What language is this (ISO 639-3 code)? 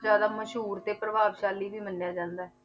pan